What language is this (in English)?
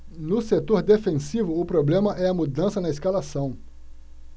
Portuguese